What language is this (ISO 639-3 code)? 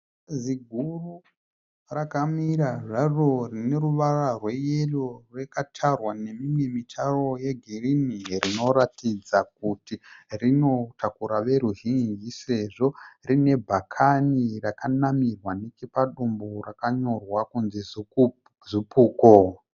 sna